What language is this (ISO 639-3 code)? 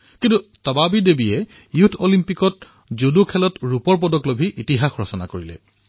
asm